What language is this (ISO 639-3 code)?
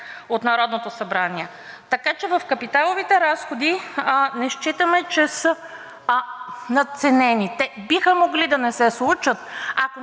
bul